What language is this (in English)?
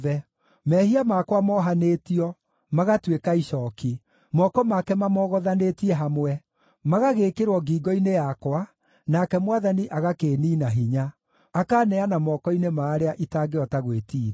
Kikuyu